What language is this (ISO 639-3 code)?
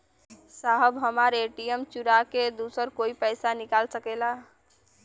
bho